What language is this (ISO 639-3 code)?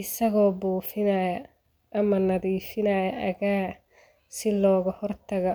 som